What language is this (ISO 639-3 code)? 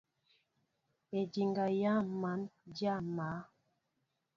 mbo